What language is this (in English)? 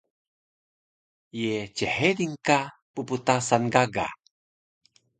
Taroko